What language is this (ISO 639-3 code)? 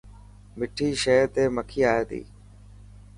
mki